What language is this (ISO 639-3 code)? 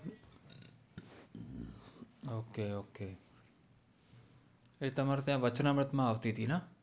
guj